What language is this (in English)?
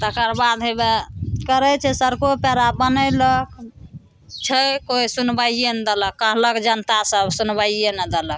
Maithili